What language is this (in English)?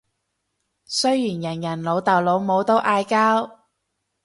Cantonese